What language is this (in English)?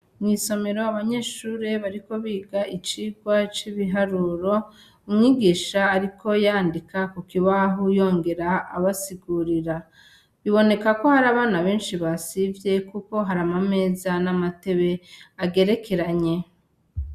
Rundi